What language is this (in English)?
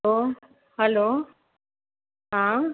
Sindhi